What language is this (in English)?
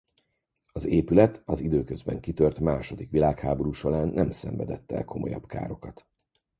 Hungarian